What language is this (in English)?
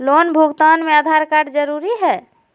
Magahi